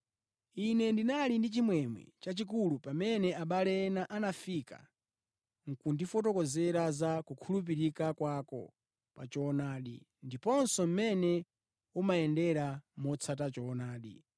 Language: Nyanja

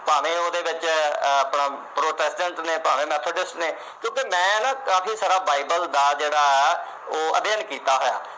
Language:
Punjabi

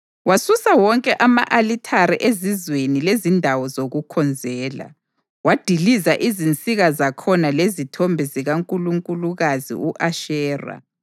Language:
North Ndebele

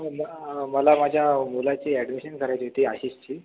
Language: Marathi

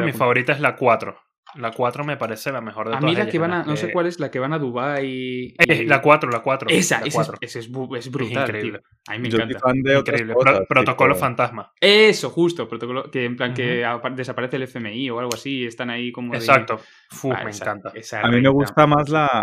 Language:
Spanish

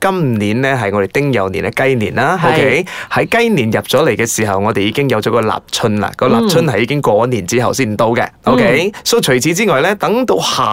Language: Chinese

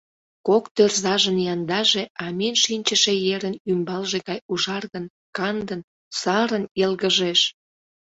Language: Mari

